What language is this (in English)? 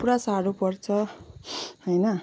Nepali